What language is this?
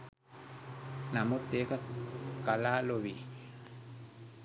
Sinhala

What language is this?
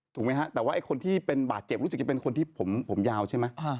Thai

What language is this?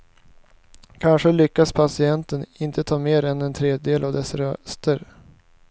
Swedish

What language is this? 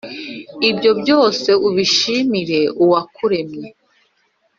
Kinyarwanda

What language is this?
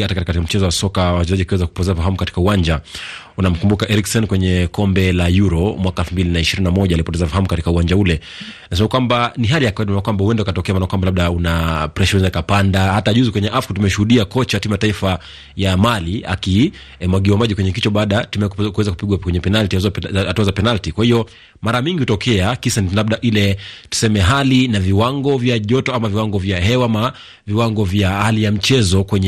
Swahili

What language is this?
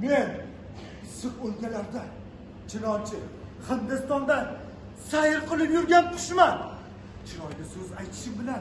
Uzbek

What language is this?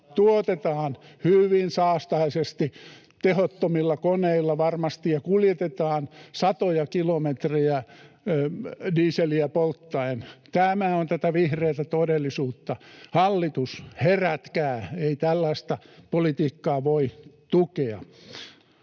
Finnish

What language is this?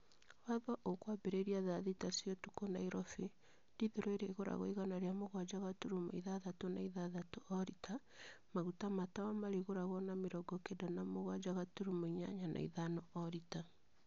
Kikuyu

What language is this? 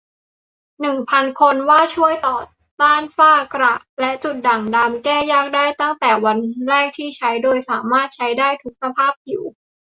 Thai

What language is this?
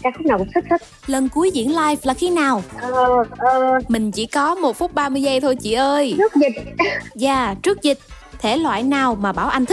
Vietnamese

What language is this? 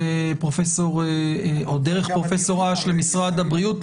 Hebrew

